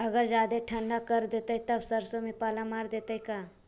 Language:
Magahi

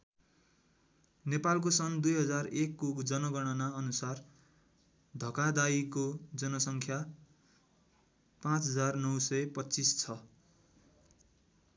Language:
Nepali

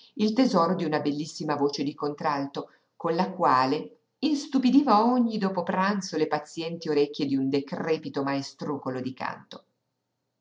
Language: Italian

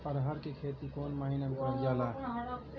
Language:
Bhojpuri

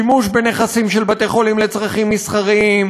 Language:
Hebrew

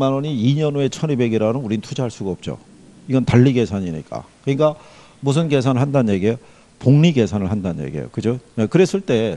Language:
Korean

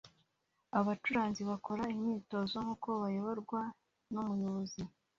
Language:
Kinyarwanda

